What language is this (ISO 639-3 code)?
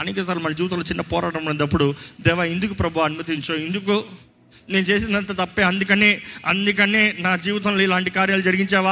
tel